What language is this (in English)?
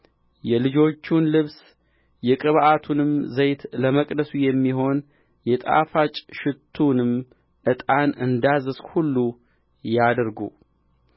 Amharic